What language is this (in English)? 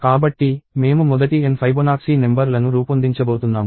Telugu